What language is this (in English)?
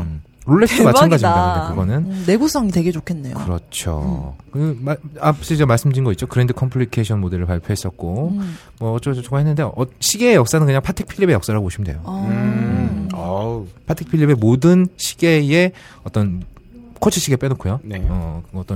Korean